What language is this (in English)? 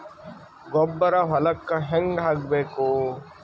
Kannada